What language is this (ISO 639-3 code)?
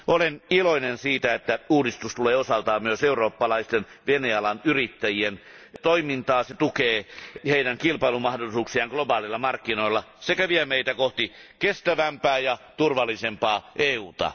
fin